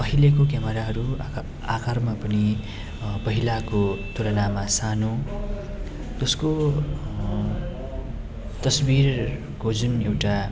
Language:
Nepali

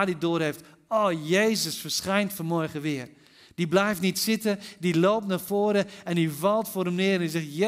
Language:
Dutch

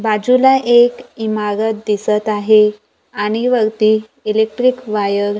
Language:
Marathi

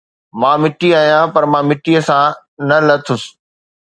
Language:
Sindhi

